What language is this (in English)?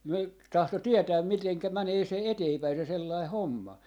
Finnish